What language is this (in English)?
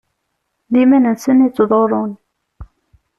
Kabyle